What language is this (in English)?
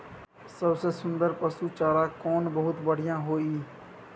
Maithili